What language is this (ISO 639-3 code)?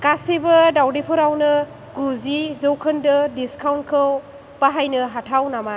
brx